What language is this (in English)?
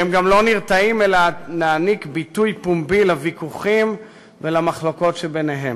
Hebrew